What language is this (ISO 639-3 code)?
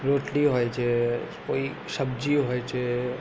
guj